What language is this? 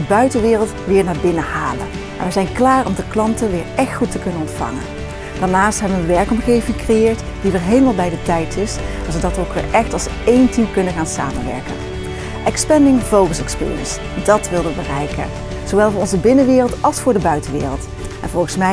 Dutch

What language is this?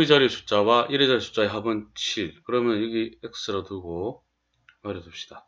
Korean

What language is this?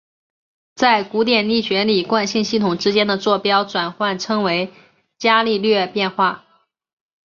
Chinese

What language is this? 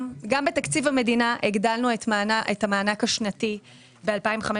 Hebrew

